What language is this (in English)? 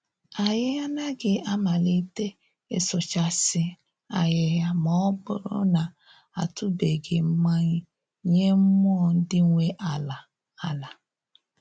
Igbo